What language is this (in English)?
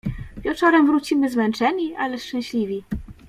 Polish